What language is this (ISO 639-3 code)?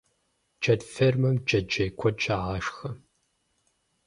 kbd